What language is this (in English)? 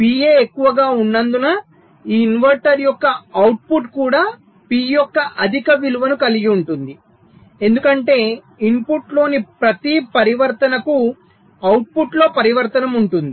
Telugu